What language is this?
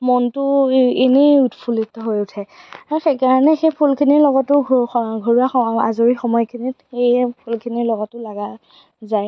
Assamese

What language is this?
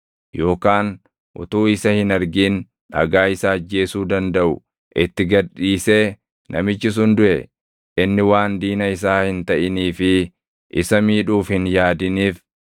Oromo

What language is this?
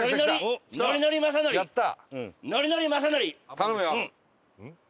Japanese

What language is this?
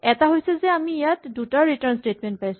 Assamese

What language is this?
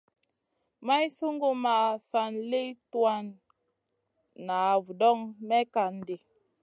Masana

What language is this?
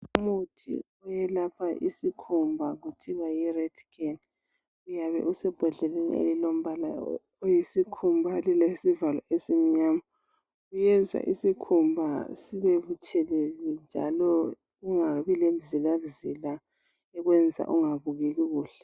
North Ndebele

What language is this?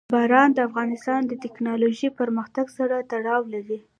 Pashto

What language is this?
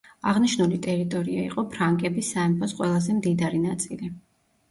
Georgian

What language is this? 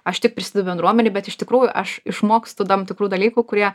Lithuanian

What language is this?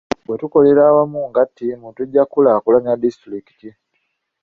Ganda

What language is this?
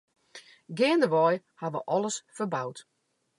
Western Frisian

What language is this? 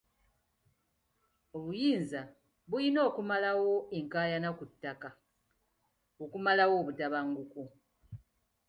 Ganda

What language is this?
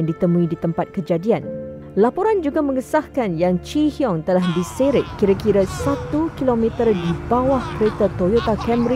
Malay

